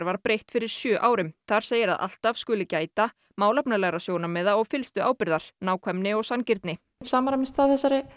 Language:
Icelandic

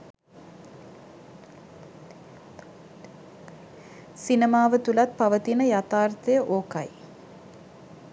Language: Sinhala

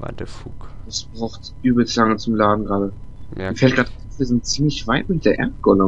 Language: German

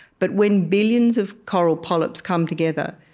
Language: English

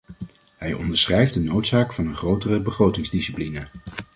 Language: Dutch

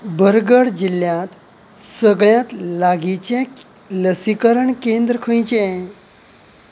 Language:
Konkani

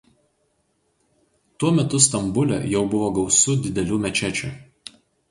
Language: Lithuanian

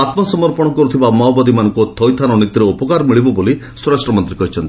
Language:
Odia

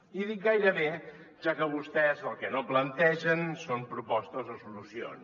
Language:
Catalan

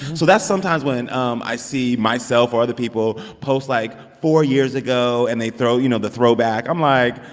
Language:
English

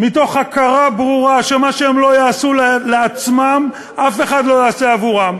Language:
Hebrew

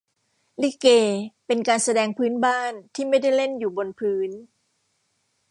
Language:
Thai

